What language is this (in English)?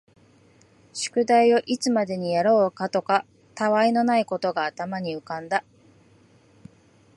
Japanese